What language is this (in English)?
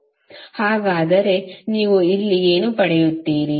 Kannada